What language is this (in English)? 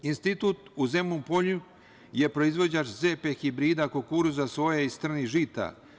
Serbian